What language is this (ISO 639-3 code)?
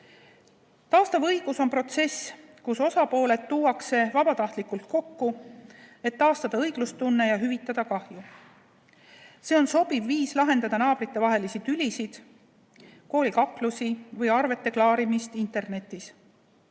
est